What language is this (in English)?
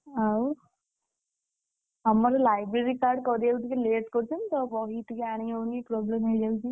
Odia